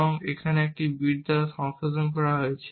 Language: Bangla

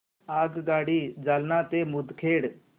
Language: Marathi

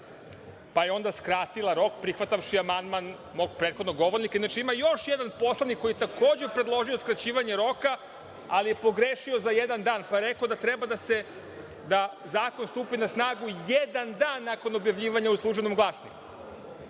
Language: Serbian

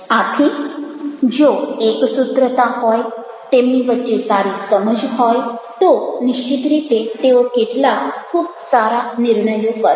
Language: Gujarati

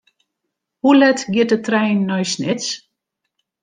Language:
Western Frisian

